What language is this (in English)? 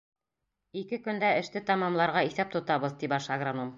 Bashkir